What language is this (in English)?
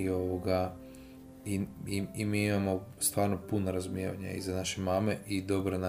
Croatian